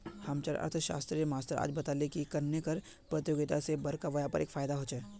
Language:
Magahi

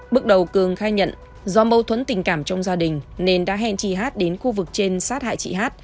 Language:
Vietnamese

